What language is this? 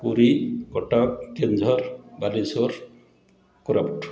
Odia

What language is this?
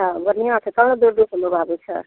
Maithili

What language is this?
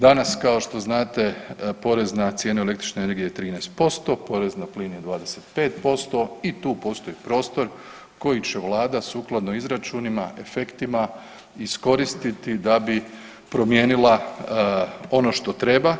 Croatian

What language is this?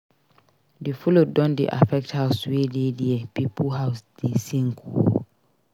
Nigerian Pidgin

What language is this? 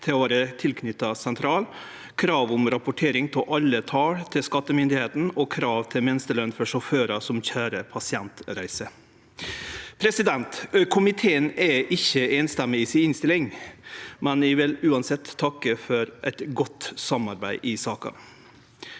Norwegian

